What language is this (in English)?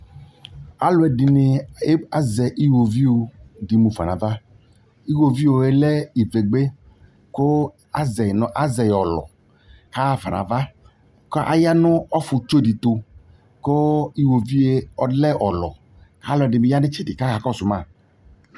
Ikposo